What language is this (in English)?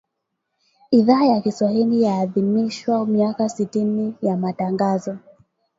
Swahili